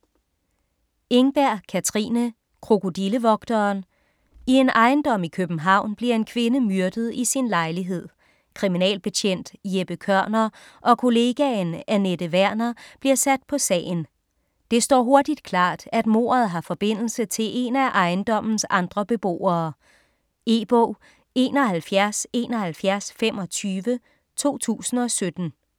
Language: Danish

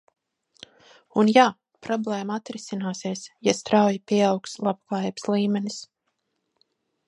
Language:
Latvian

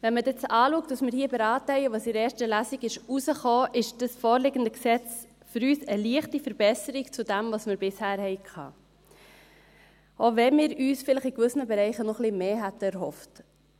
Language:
Swiss German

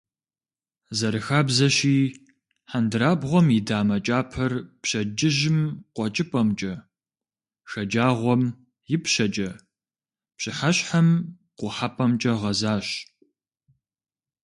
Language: Kabardian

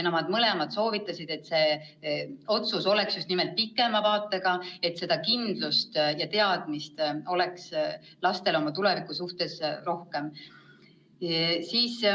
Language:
Estonian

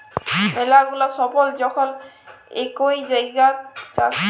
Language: Bangla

